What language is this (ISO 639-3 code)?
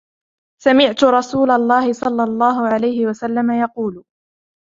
ara